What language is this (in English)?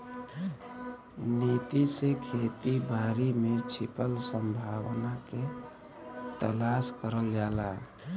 Bhojpuri